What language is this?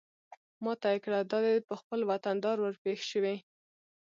Pashto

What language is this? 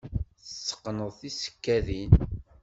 Kabyle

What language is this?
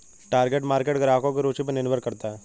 Hindi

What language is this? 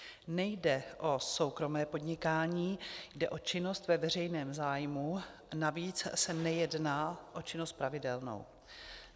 Czech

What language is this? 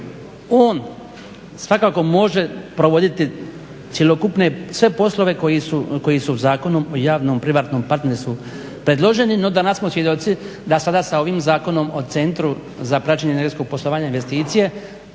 Croatian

